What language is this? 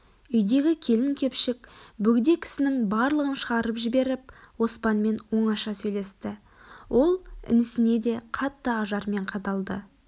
Kazakh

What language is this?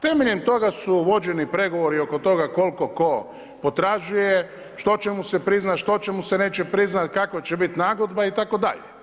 Croatian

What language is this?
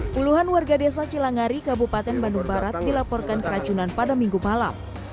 Indonesian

